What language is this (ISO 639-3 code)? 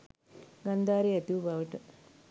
sin